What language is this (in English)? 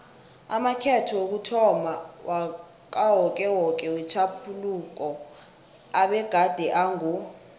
South Ndebele